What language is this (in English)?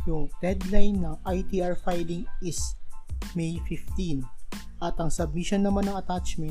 Filipino